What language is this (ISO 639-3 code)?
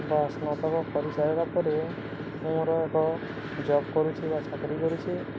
ori